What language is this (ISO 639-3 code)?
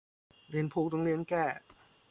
tha